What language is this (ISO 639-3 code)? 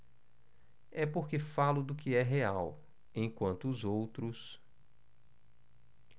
por